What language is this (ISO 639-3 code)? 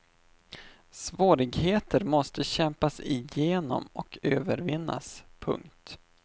swe